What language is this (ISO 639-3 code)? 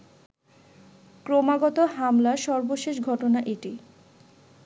ben